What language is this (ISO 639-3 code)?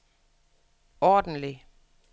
dan